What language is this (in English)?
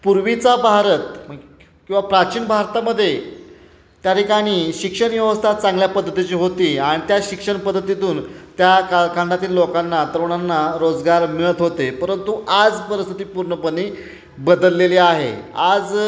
Marathi